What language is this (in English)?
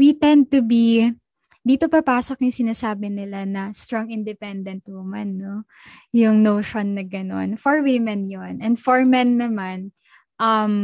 Filipino